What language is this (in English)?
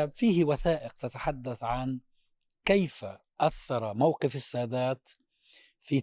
Arabic